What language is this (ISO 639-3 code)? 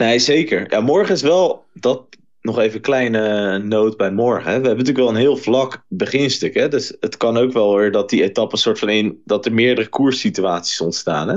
nld